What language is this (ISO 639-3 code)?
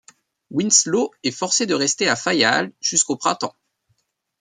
fra